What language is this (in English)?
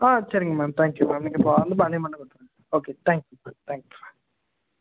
Tamil